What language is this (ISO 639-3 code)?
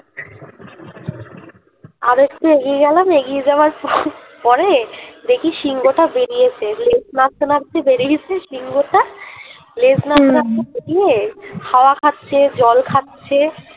ben